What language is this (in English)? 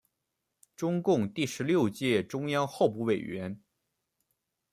Chinese